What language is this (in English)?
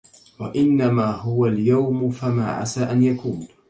Arabic